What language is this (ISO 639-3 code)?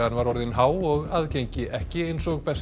isl